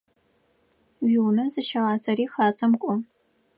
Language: Adyghe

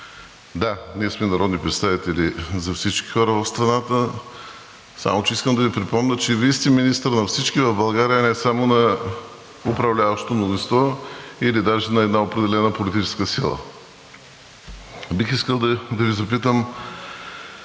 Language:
Bulgarian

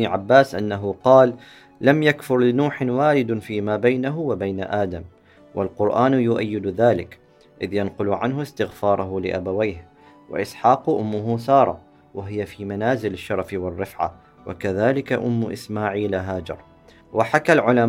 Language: Arabic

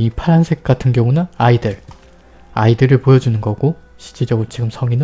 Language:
Korean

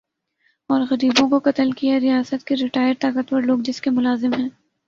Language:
Urdu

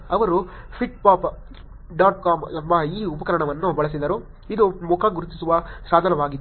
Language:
Kannada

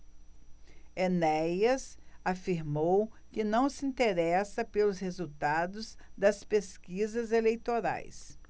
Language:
Portuguese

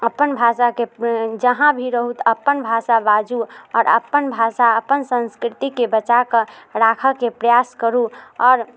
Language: Maithili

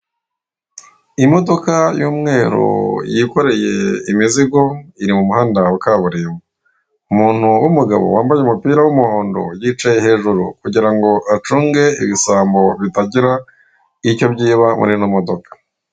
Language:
Kinyarwanda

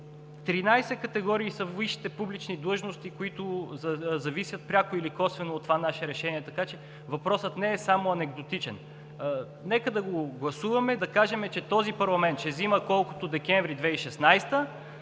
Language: Bulgarian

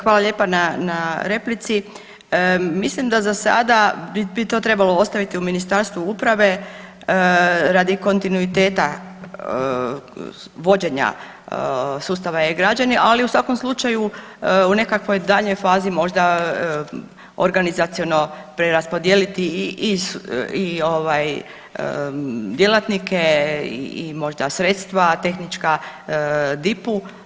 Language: Croatian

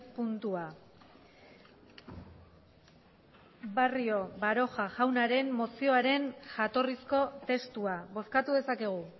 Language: Basque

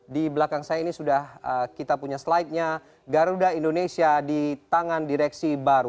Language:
Indonesian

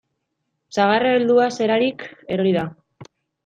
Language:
Basque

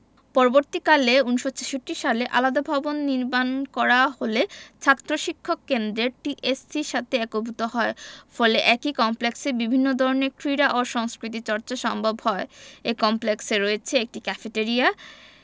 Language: Bangla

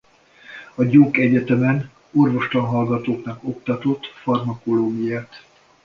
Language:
Hungarian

